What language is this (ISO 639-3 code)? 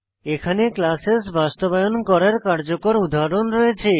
ben